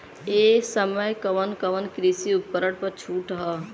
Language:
Bhojpuri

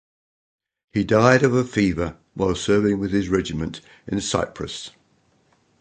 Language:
English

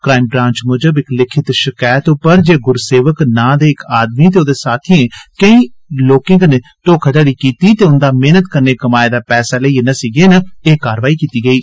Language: Dogri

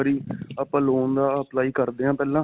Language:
Punjabi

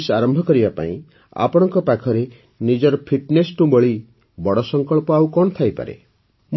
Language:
Odia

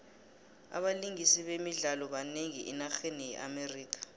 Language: South Ndebele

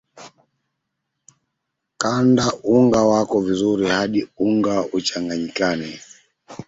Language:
Swahili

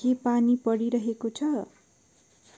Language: Nepali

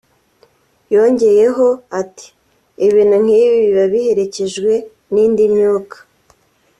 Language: Kinyarwanda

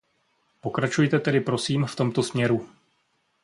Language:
Czech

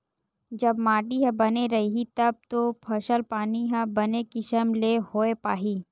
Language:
Chhattisgarhi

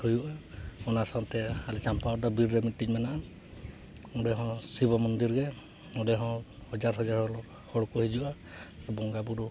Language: Santali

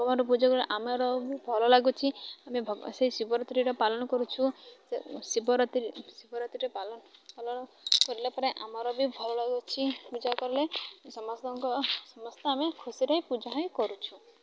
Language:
Odia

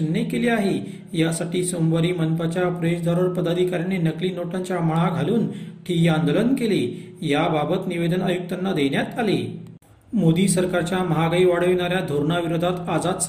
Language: Marathi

